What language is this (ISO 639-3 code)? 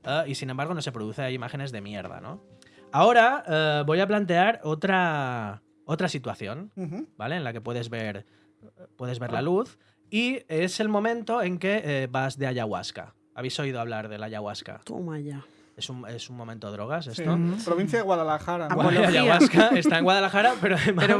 spa